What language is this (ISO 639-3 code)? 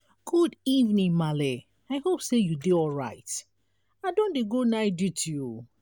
pcm